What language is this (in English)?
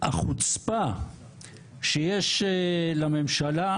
Hebrew